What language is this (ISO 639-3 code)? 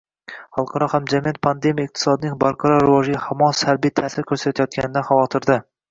uzb